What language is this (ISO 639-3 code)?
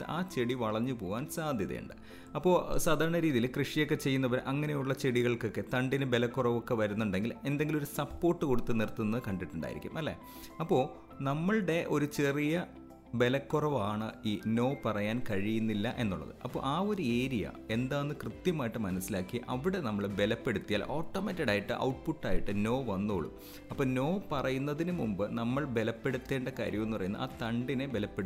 mal